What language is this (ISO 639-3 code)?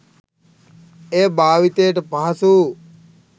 sin